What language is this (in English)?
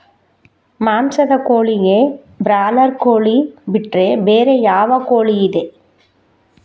Kannada